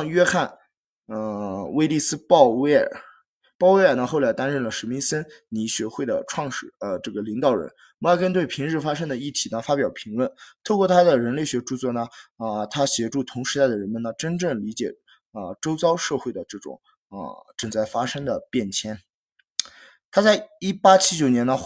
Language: Chinese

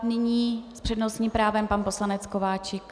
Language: Czech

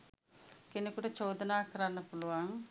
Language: Sinhala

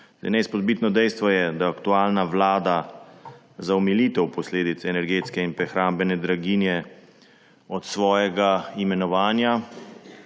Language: Slovenian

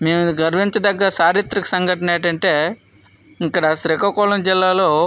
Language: Telugu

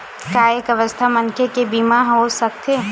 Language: Chhattisgarhi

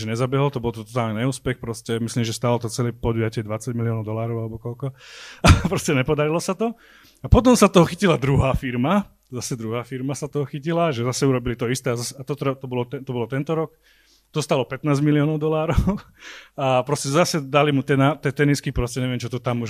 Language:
Slovak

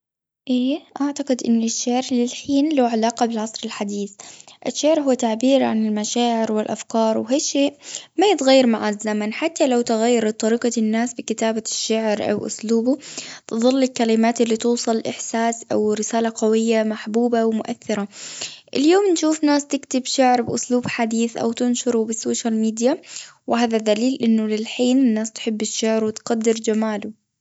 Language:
Gulf Arabic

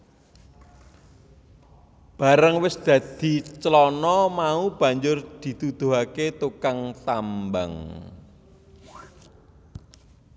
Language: Javanese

